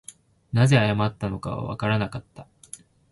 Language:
Japanese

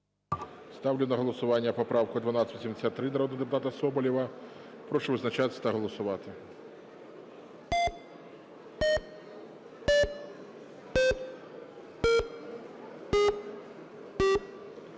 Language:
Ukrainian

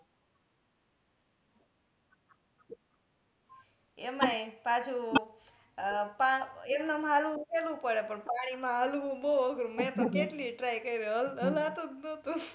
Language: Gujarati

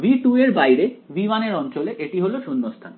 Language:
Bangla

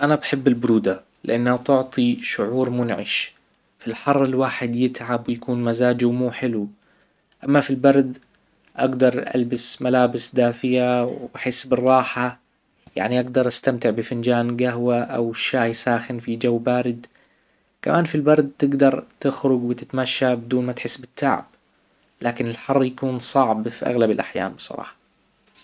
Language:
Hijazi Arabic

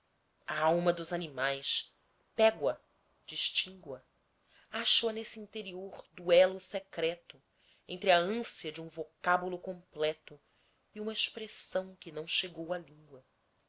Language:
Portuguese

